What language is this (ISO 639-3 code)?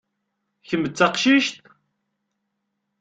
kab